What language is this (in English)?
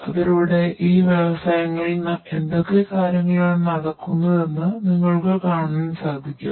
Malayalam